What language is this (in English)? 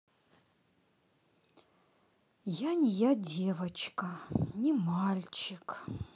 Russian